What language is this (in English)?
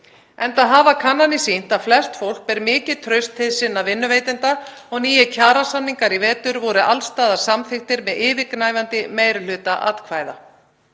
Icelandic